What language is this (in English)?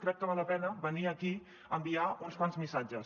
Catalan